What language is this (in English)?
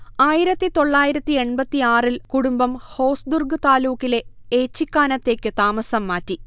Malayalam